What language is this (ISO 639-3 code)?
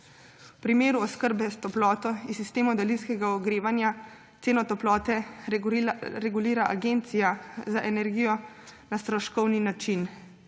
slv